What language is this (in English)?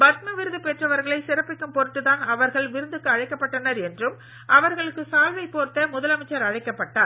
Tamil